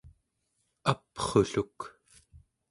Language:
Central Yupik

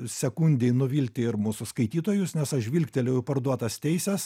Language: Lithuanian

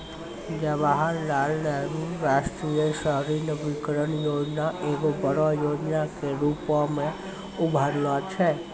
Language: Maithili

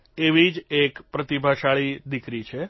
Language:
Gujarati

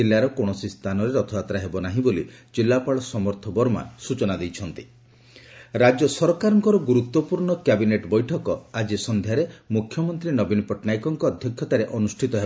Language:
Odia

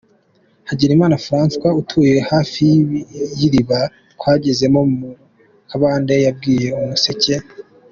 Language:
Kinyarwanda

